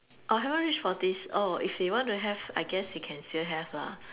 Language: English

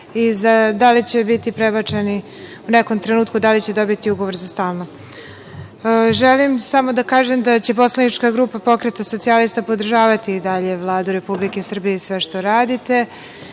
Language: Serbian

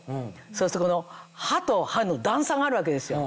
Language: Japanese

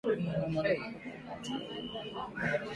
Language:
Swahili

